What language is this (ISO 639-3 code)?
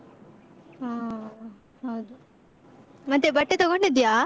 kan